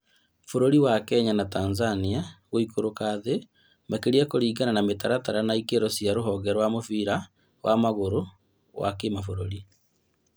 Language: Kikuyu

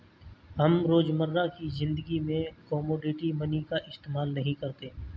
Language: Hindi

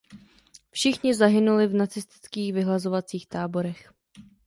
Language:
Czech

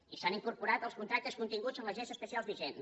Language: Catalan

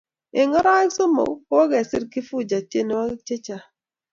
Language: Kalenjin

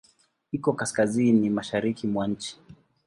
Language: Swahili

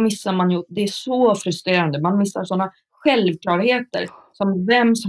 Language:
Swedish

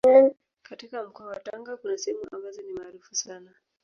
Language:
Swahili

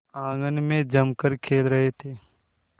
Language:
Hindi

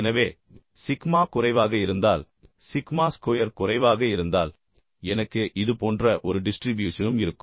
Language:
Tamil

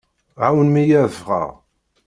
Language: Kabyle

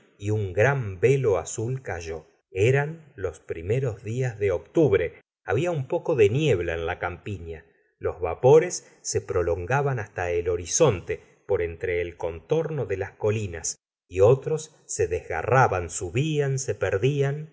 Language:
Spanish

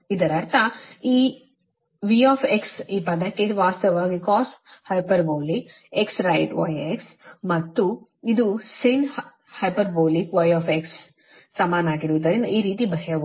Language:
Kannada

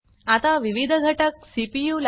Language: Marathi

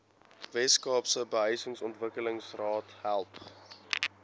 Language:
Afrikaans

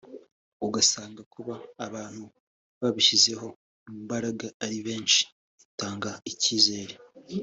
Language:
Kinyarwanda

